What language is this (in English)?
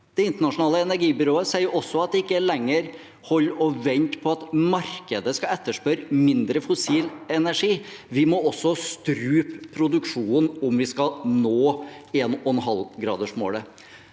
Norwegian